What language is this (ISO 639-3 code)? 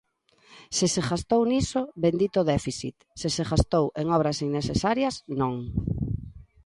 glg